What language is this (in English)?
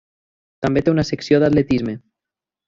Catalan